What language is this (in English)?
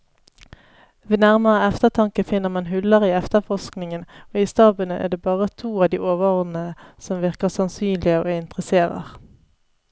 Norwegian